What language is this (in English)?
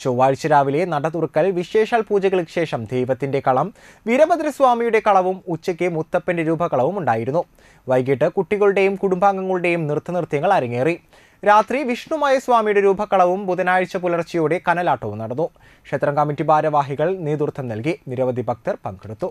Malayalam